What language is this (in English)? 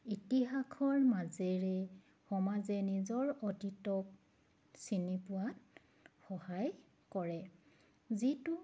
Assamese